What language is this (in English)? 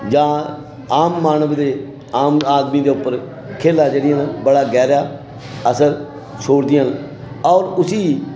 Dogri